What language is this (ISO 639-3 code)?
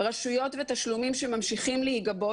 heb